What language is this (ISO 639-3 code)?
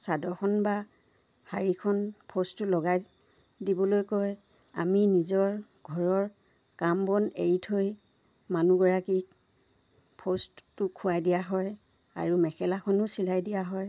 asm